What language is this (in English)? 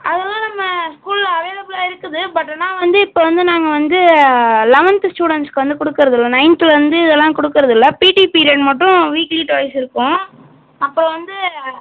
Tamil